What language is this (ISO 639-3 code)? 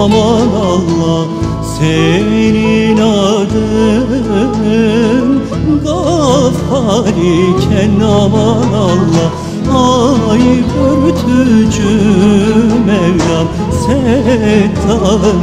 tur